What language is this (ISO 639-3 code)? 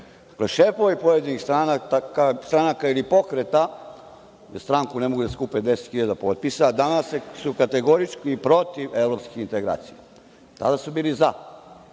srp